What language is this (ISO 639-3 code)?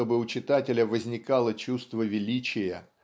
rus